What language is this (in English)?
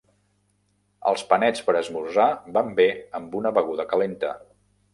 Catalan